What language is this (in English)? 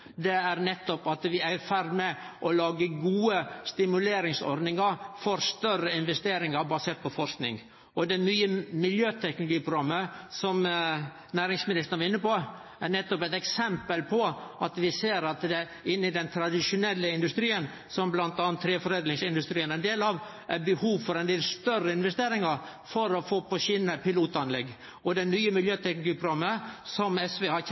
Norwegian Nynorsk